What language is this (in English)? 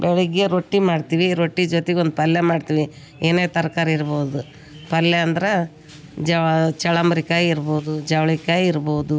Kannada